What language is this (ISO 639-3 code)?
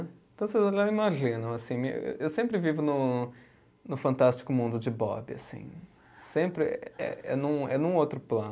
por